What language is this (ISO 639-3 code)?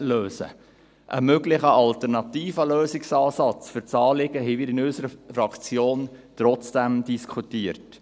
gsw